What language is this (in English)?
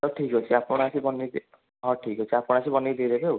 Odia